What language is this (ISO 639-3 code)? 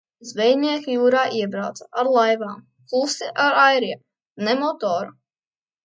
lav